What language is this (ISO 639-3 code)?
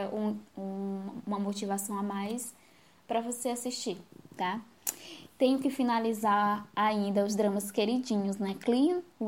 por